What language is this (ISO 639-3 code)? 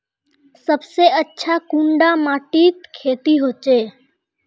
mag